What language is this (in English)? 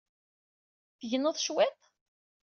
Kabyle